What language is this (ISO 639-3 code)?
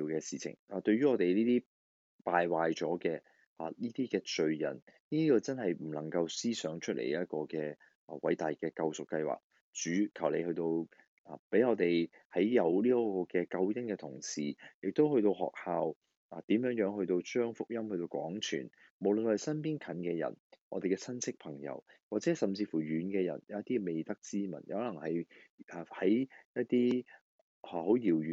zho